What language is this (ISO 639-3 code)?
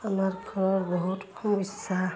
asm